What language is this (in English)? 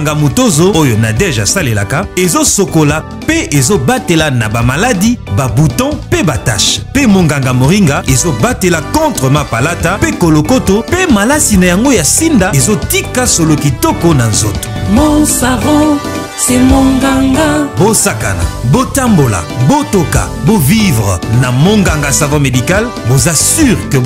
French